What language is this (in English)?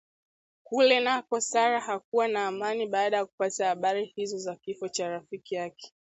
Swahili